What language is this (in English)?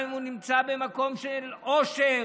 Hebrew